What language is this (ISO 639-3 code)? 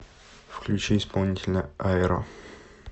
rus